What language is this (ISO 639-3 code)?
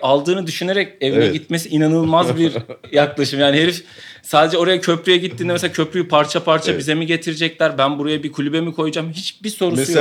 tur